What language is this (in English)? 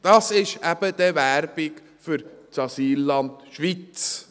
Swiss German